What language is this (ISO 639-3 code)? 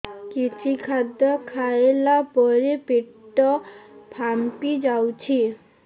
ori